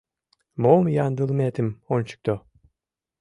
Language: Mari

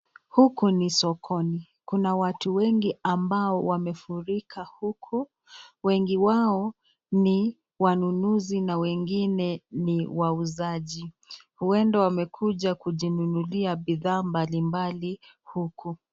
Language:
Swahili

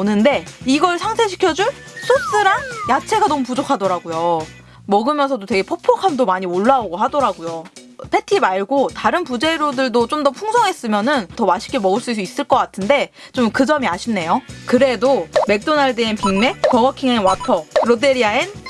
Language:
Korean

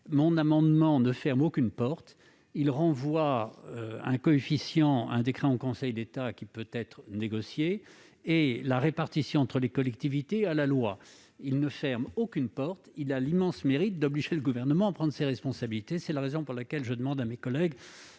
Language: French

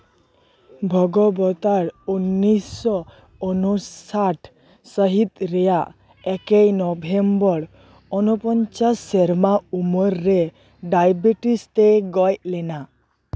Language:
Santali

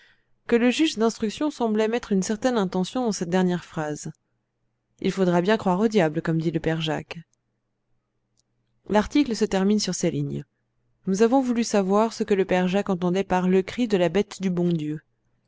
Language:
French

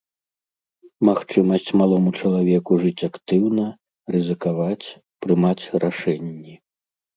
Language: Belarusian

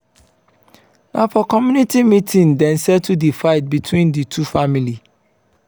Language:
Nigerian Pidgin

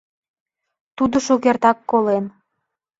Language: Mari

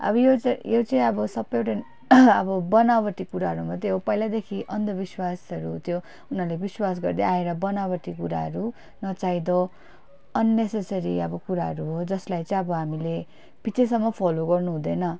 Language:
Nepali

